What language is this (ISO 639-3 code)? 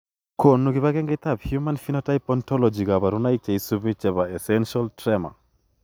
kln